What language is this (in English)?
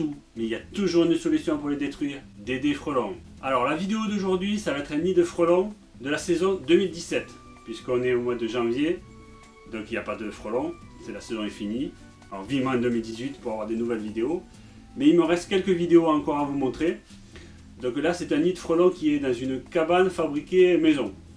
French